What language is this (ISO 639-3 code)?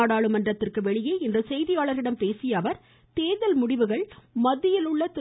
tam